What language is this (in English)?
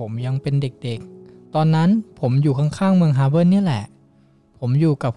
Thai